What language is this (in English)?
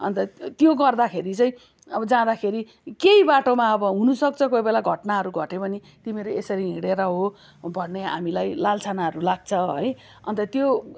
Nepali